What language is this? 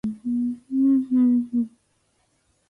Japanese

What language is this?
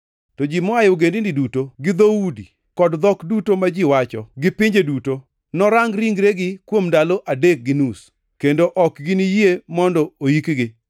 Luo (Kenya and Tanzania)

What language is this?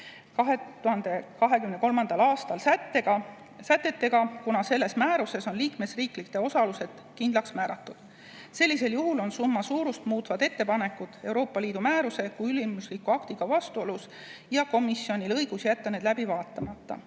Estonian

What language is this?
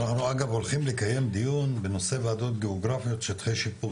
Hebrew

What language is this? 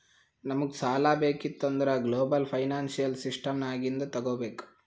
Kannada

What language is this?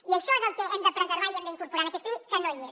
Catalan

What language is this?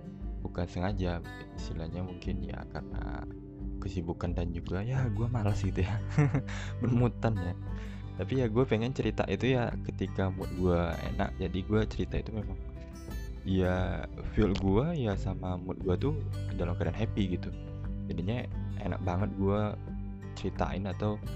Indonesian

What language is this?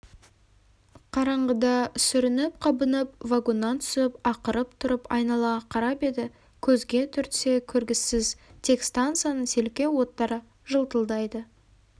Kazakh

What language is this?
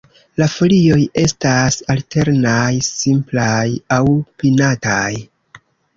Esperanto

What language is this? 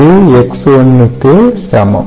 Tamil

